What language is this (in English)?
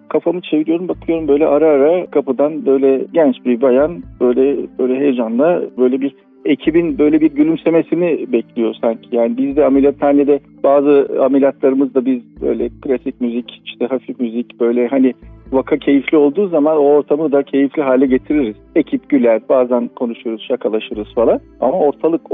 Turkish